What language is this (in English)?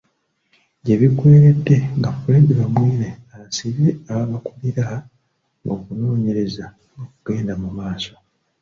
Ganda